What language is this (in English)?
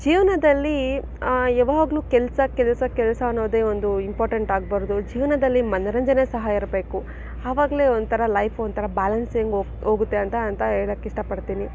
Kannada